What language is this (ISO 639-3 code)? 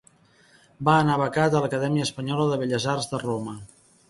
cat